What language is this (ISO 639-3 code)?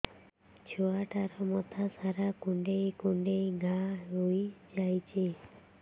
ori